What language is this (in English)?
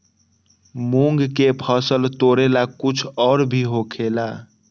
Magahi